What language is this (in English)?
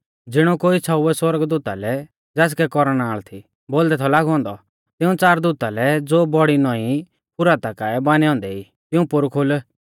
Mahasu Pahari